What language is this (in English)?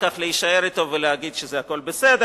Hebrew